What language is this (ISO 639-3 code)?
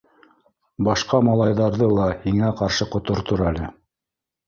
bak